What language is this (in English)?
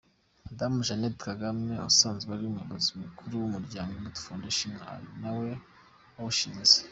Kinyarwanda